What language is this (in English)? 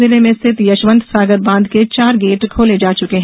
Hindi